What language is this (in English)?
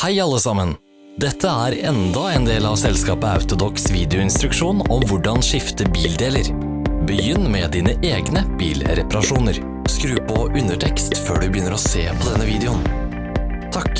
Norwegian